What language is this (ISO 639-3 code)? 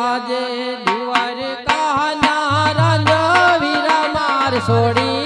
hin